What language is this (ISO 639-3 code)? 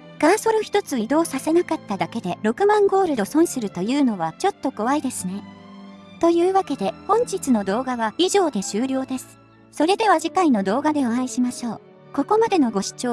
jpn